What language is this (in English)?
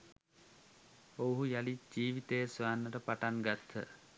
Sinhala